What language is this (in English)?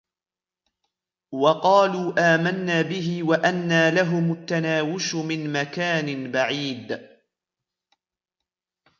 Arabic